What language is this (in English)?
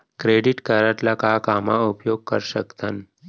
Chhattisgarhi